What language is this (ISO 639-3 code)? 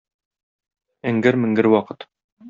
tat